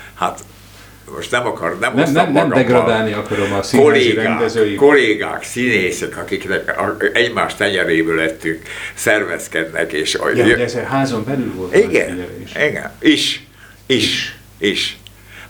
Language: Hungarian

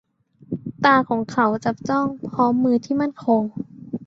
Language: Thai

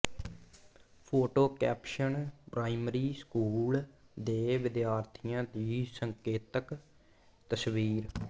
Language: Punjabi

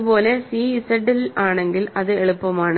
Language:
Malayalam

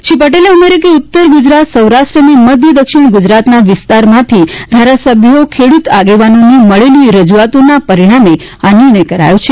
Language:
Gujarati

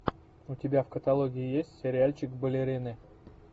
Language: Russian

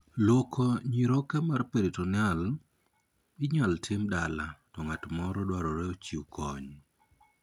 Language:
Luo (Kenya and Tanzania)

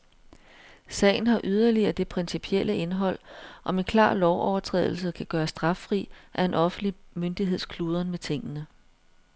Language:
Danish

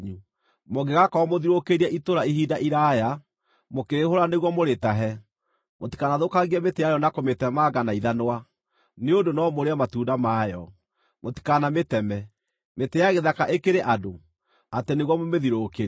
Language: Kikuyu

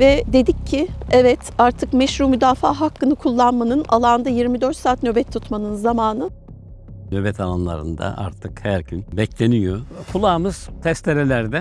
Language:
Turkish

